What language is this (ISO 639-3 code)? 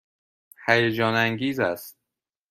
fas